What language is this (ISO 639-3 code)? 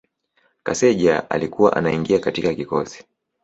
swa